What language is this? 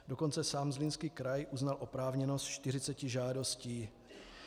Czech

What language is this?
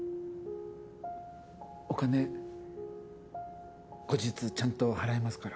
Japanese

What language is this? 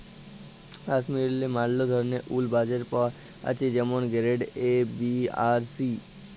Bangla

